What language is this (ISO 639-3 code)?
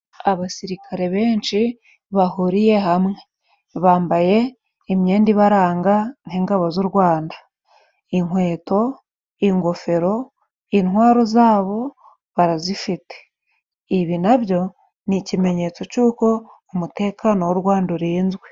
kin